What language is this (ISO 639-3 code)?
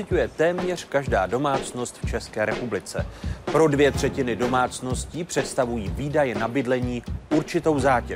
ces